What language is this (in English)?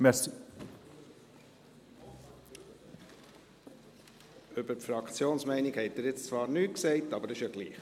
Swiss German